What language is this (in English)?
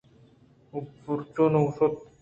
Eastern Balochi